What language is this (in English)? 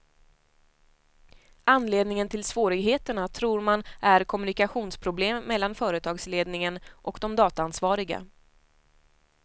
Swedish